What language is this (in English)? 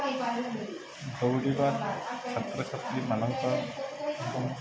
Odia